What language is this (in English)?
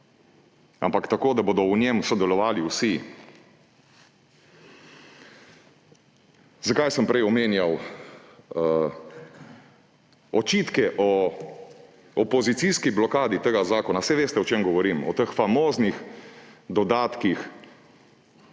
Slovenian